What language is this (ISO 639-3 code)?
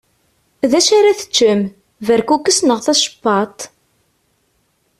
kab